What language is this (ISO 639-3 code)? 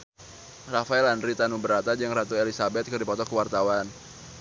sun